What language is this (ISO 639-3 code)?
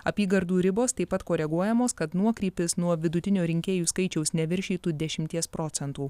lit